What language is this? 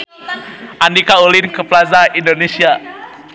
Sundanese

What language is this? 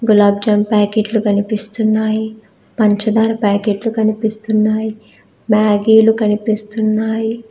Telugu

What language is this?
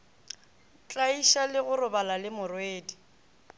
Northern Sotho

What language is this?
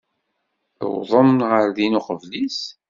Kabyle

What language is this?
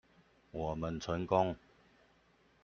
Chinese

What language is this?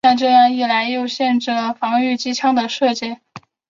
Chinese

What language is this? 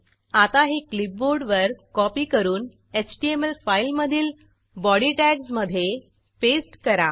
Marathi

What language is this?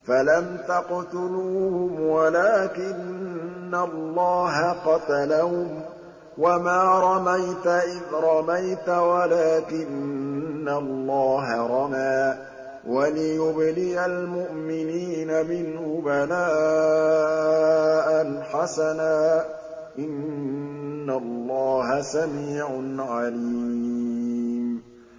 Arabic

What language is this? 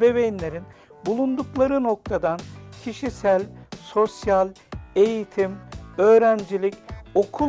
Turkish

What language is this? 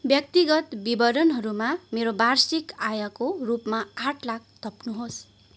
Nepali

